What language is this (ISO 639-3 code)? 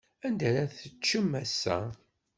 kab